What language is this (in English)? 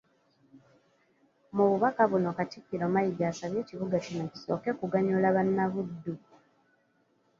Ganda